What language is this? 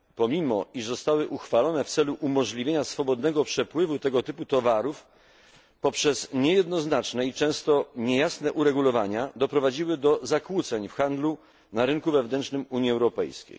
Polish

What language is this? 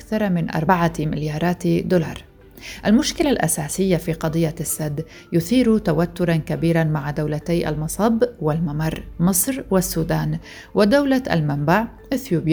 Arabic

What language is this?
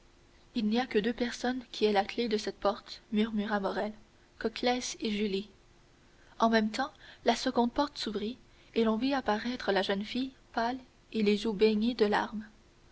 French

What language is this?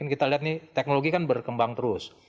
Indonesian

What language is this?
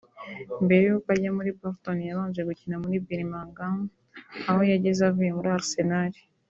Kinyarwanda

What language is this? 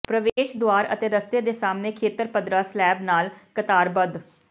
Punjabi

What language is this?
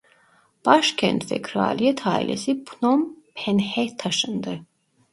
Turkish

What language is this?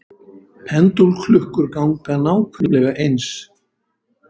Icelandic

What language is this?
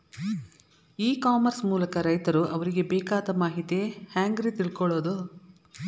Kannada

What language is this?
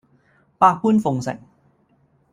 Cantonese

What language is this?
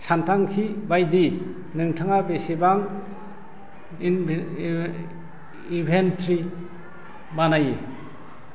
Bodo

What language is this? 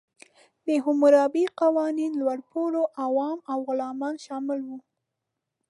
Pashto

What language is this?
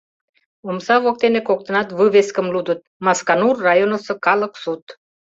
Mari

